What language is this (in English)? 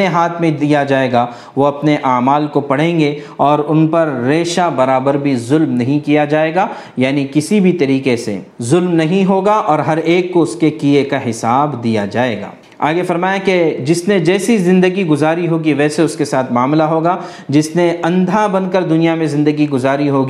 Urdu